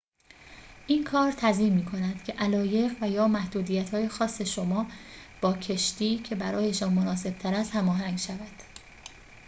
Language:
Persian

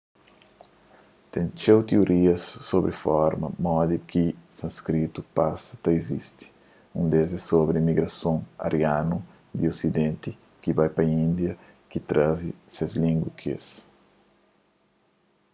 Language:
Kabuverdianu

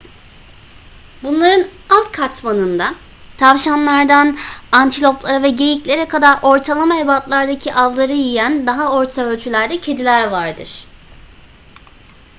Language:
Turkish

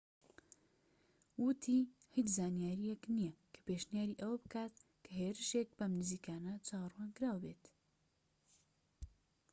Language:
Central Kurdish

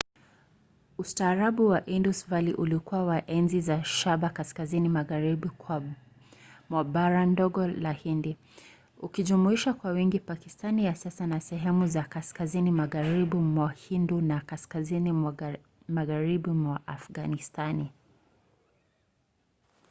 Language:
Swahili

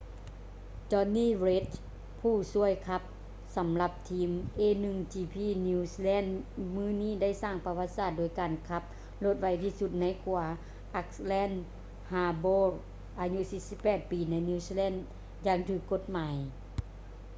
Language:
Lao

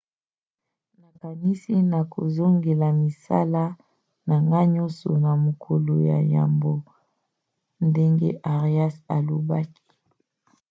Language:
Lingala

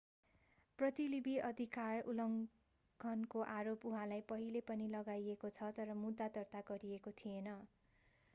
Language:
Nepali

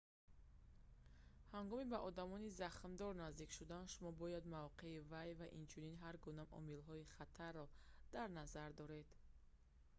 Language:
Tajik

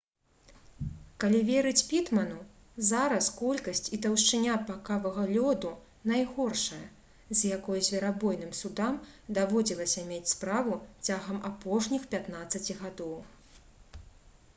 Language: Belarusian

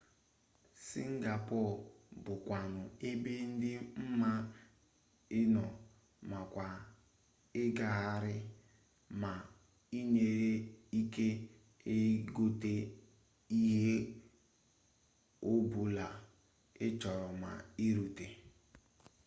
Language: Igbo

